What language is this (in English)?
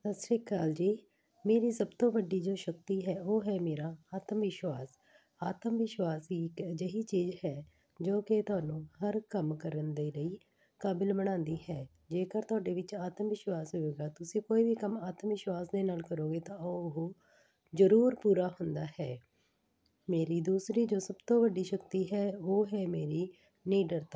Punjabi